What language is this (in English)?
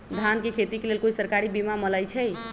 Magahi